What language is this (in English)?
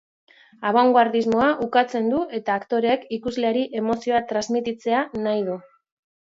Basque